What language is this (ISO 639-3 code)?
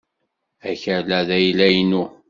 kab